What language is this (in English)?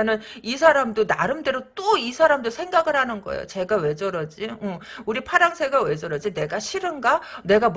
Korean